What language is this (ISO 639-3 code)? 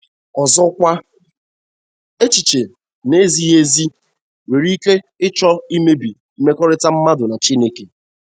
ibo